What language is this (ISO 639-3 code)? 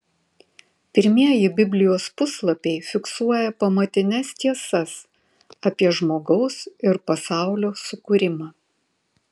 lit